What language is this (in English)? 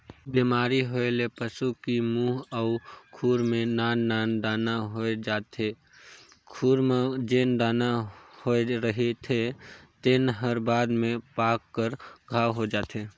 Chhattisgarhi